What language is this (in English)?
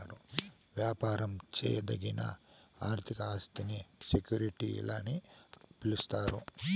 Telugu